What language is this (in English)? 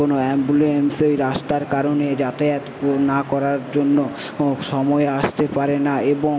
Bangla